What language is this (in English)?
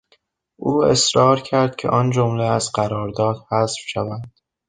Persian